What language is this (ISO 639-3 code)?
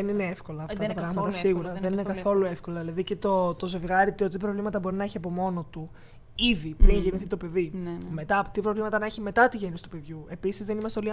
ell